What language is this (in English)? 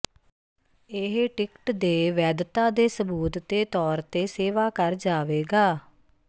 Punjabi